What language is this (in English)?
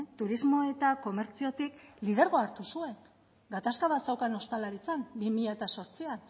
Basque